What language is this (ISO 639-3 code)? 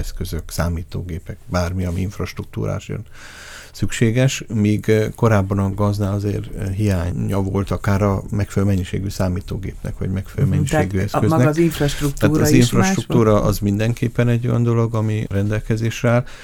hun